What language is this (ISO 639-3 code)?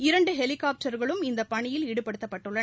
tam